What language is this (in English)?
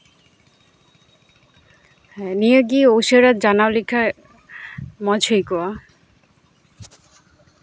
Santali